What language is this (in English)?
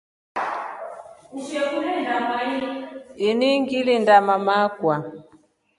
Rombo